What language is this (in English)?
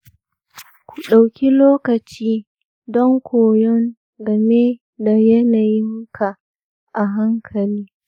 Hausa